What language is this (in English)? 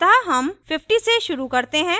Hindi